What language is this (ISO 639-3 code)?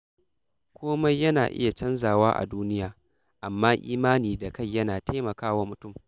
hau